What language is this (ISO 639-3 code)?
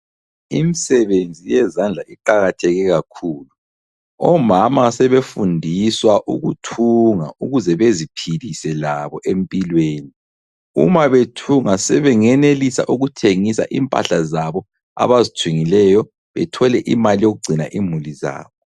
nde